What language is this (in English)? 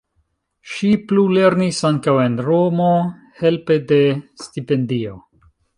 Esperanto